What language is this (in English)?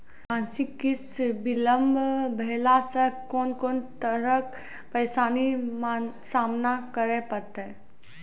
Maithili